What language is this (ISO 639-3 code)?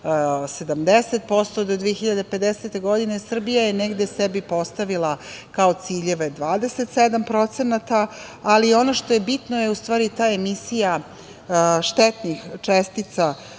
srp